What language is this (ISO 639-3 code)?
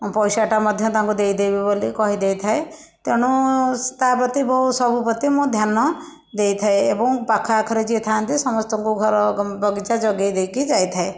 ori